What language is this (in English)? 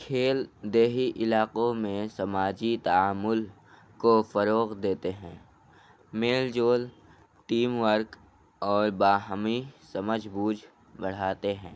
Urdu